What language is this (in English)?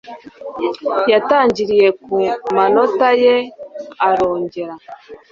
Kinyarwanda